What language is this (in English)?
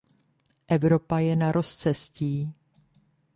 Czech